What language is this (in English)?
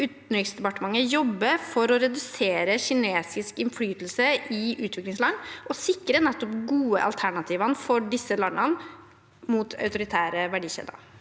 Norwegian